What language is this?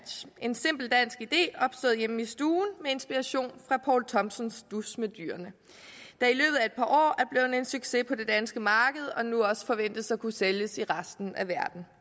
Danish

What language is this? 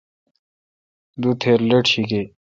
Kalkoti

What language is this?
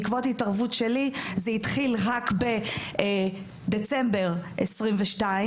Hebrew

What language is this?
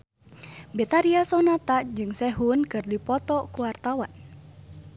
Sundanese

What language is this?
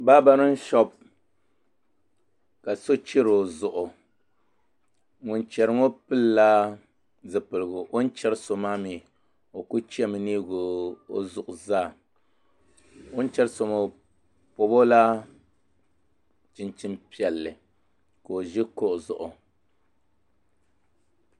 Dagbani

